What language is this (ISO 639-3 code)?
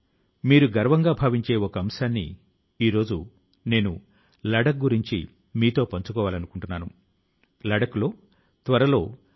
tel